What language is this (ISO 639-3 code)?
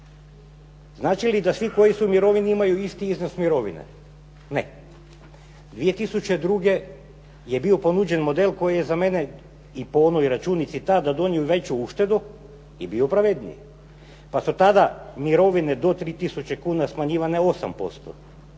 hrv